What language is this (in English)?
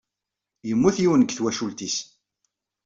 Kabyle